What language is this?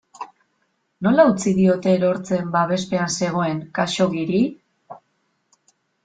Basque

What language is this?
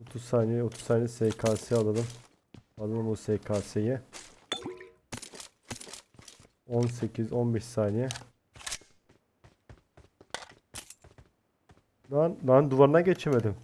Turkish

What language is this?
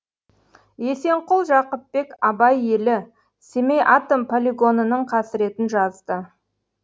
Kazakh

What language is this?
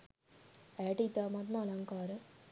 Sinhala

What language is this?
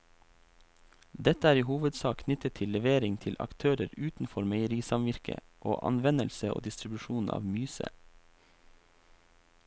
Norwegian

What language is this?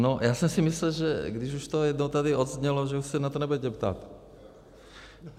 Czech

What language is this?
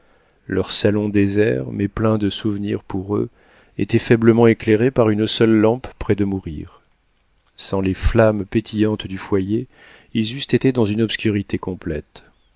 French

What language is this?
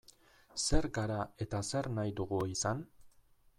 Basque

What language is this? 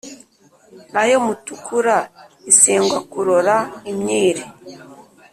Kinyarwanda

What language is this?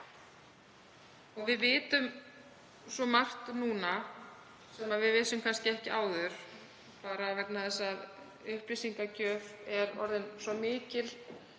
Icelandic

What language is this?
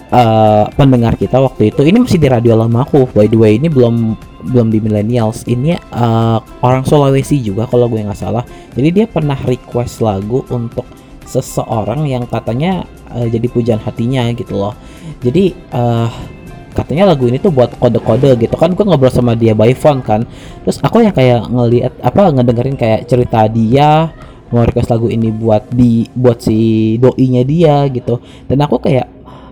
Indonesian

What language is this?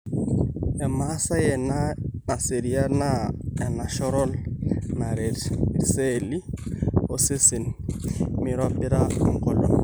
Masai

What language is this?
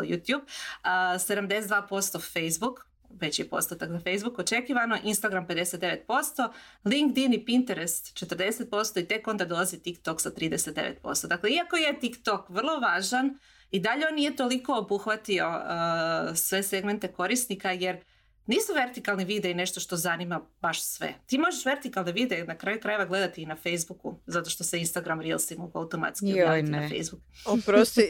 Croatian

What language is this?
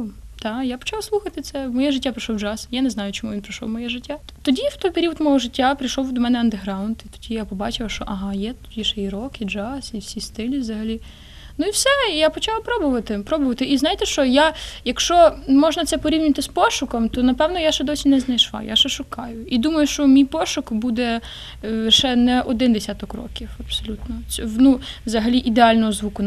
Russian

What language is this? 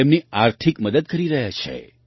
Gujarati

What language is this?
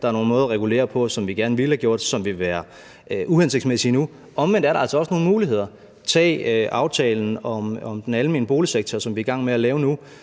Danish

